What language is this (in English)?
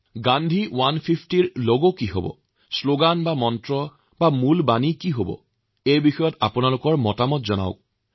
Assamese